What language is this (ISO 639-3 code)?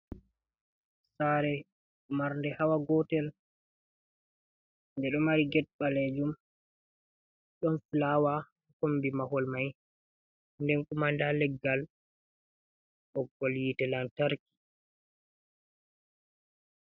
ful